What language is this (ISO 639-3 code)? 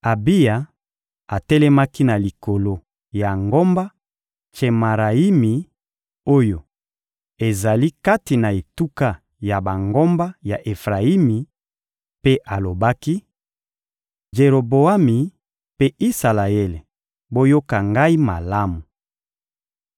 lin